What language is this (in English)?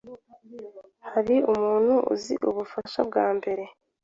Kinyarwanda